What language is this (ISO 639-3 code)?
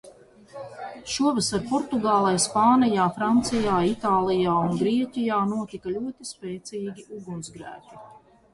lav